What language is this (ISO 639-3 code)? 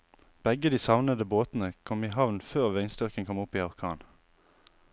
nor